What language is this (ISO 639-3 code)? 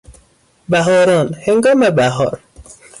fas